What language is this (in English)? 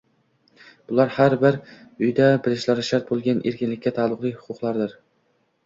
Uzbek